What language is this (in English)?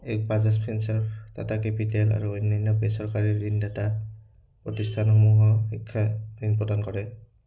Assamese